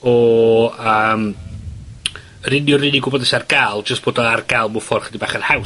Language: Welsh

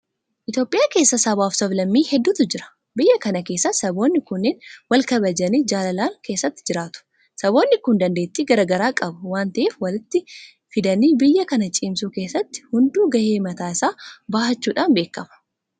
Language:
Oromo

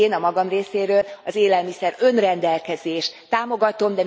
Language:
Hungarian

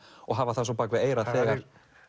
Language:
Icelandic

